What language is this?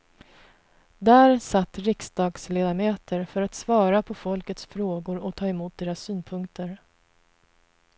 Swedish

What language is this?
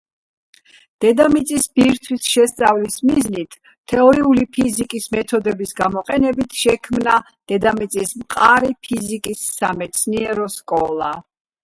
Georgian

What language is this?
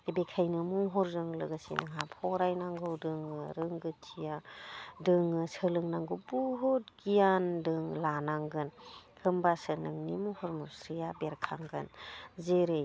Bodo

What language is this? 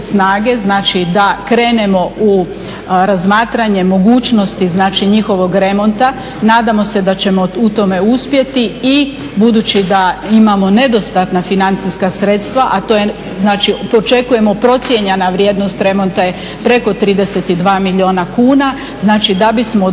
Croatian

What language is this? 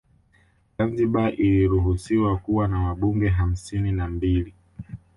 Swahili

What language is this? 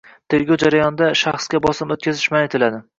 Uzbek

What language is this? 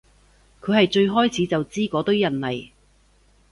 Cantonese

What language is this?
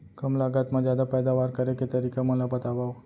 Chhattisgarhi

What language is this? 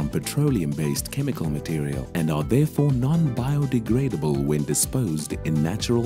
English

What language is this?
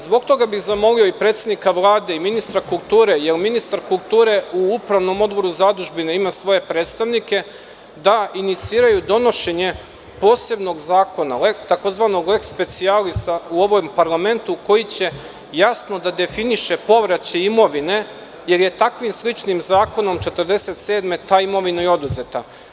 Serbian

